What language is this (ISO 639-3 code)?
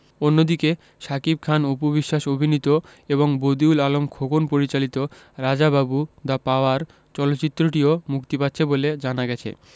ben